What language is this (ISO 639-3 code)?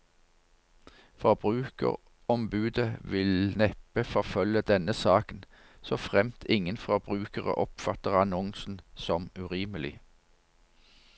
nor